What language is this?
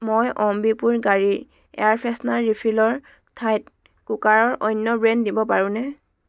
Assamese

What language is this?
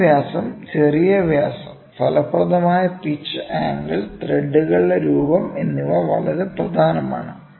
Malayalam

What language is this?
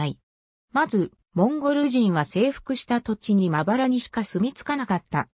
Japanese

